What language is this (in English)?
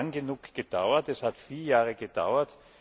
German